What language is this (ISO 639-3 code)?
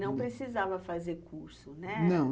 por